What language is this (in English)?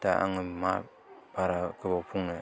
Bodo